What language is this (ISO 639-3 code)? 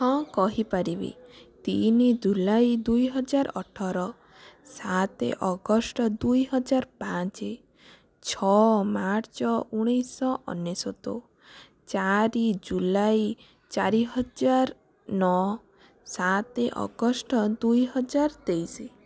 ori